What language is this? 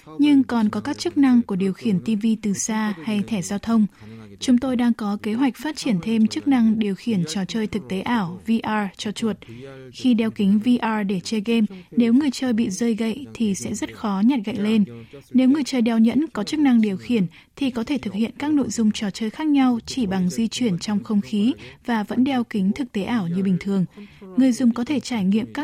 Vietnamese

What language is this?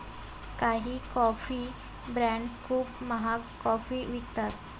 Marathi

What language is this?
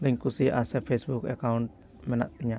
Santali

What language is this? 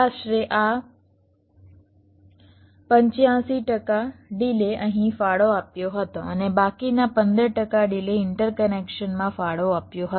Gujarati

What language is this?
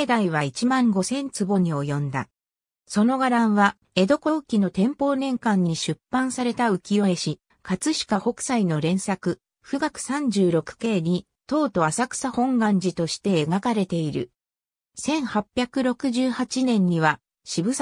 Japanese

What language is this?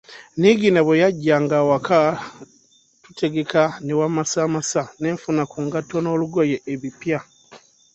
Ganda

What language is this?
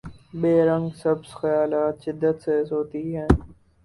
Urdu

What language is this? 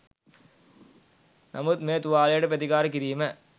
Sinhala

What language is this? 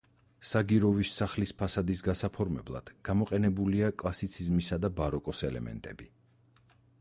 Georgian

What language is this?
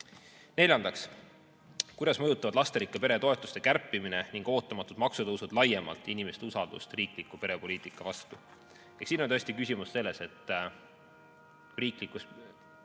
Estonian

